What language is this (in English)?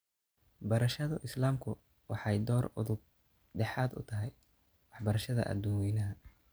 Somali